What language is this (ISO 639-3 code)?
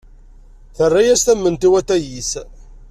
kab